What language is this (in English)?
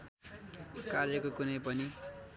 Nepali